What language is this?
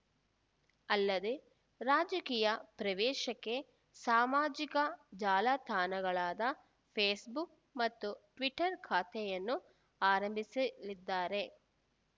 Kannada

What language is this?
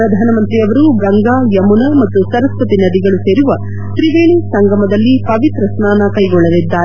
Kannada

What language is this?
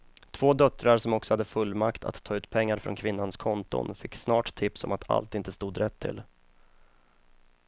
Swedish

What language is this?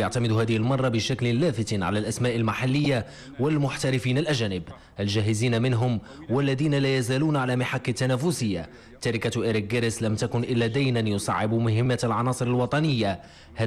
Arabic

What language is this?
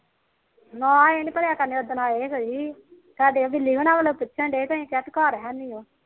Punjabi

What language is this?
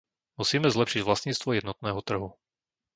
Slovak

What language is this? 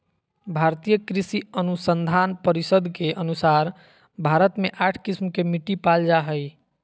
Magahi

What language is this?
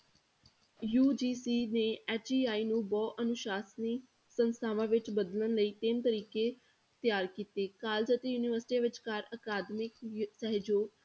Punjabi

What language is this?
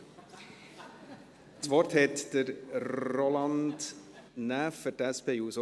Swiss German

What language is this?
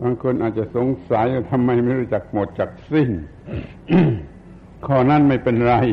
Thai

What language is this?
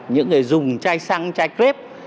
Vietnamese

